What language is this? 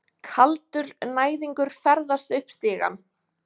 Icelandic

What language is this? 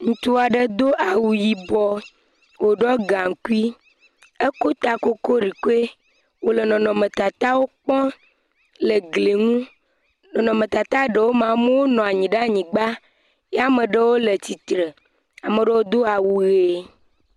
Ewe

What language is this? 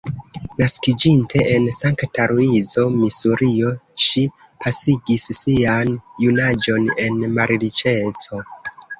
Esperanto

